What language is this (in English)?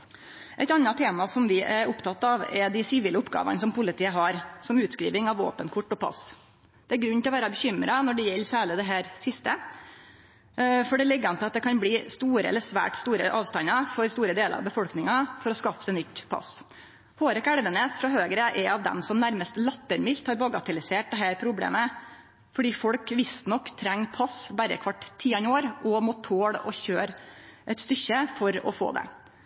Norwegian Nynorsk